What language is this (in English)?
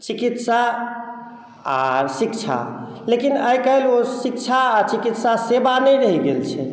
Maithili